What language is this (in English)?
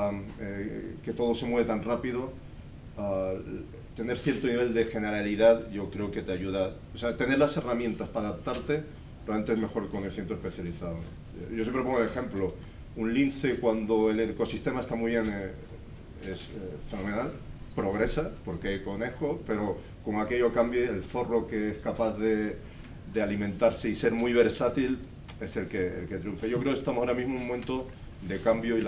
Spanish